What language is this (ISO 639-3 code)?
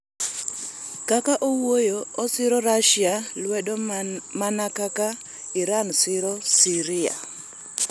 luo